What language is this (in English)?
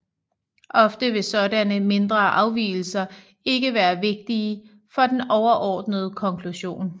Danish